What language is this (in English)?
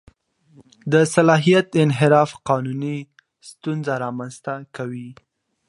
Pashto